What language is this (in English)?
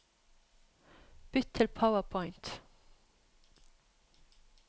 Norwegian